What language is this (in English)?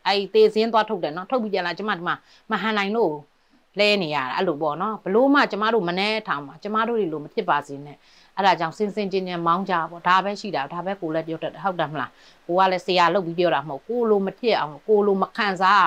Thai